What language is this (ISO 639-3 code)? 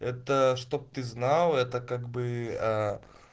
rus